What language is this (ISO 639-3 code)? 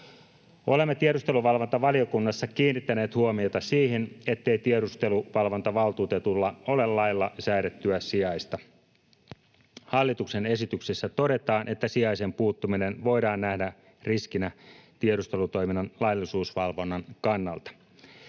fin